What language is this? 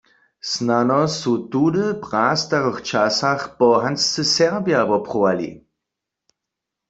Upper Sorbian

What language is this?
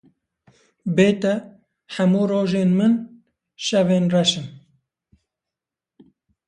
Kurdish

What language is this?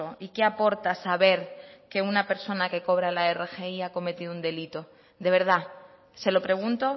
Spanish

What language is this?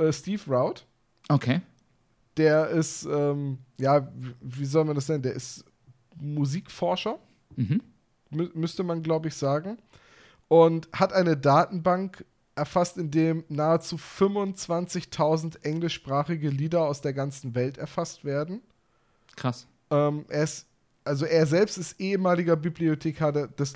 German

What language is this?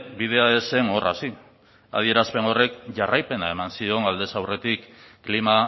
Basque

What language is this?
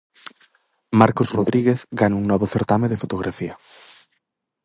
Galician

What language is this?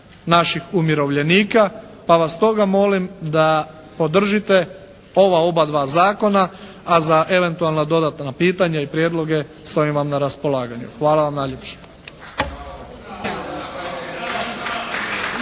Croatian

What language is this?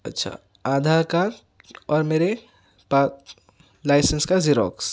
Urdu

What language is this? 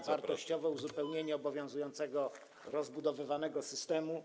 Polish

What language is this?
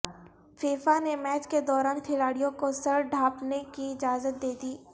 Urdu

